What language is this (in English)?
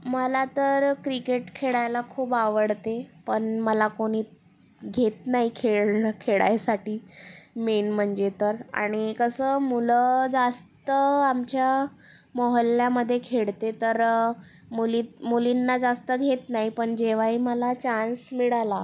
Marathi